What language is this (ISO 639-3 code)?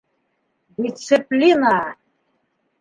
bak